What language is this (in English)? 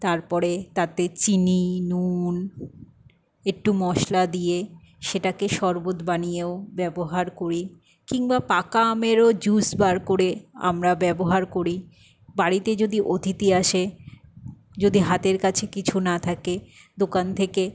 Bangla